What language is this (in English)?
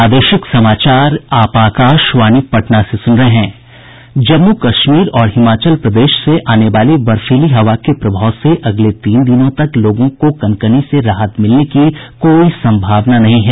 Hindi